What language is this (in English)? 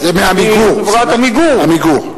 Hebrew